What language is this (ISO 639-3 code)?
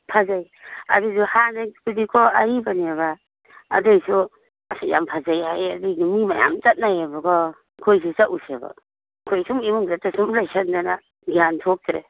mni